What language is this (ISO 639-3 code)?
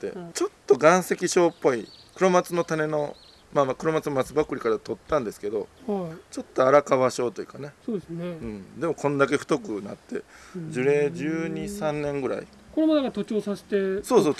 jpn